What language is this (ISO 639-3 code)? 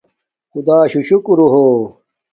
dmk